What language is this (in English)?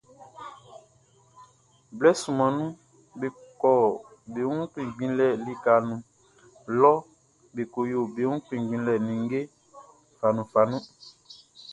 Baoulé